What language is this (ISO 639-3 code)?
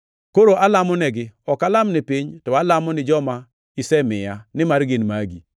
luo